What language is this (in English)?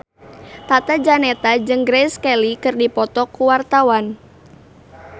Sundanese